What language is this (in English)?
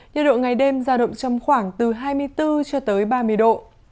Vietnamese